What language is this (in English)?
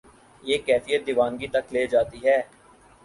Urdu